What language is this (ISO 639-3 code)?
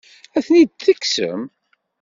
kab